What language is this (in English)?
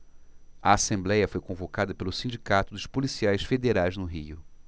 Portuguese